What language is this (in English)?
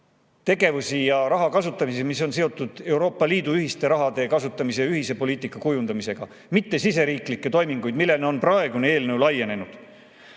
Estonian